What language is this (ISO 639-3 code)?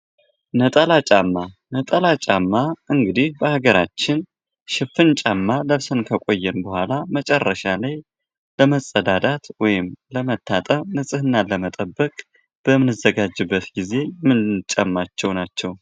amh